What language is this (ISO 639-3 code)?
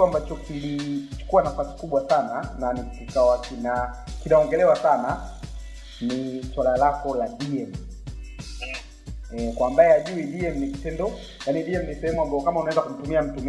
swa